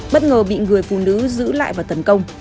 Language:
Vietnamese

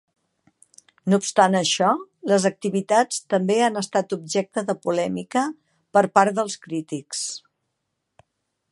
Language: Catalan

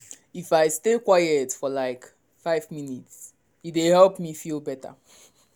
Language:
Nigerian Pidgin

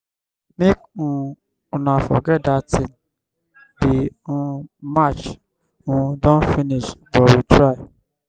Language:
Nigerian Pidgin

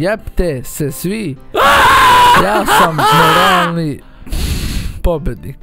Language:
Romanian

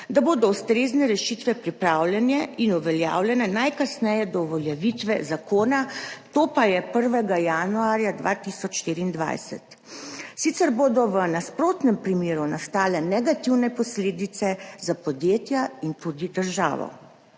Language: Slovenian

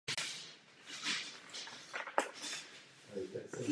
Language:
Czech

